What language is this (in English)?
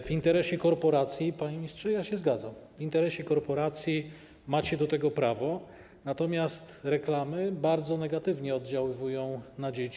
Polish